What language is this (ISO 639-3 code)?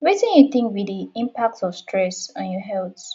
pcm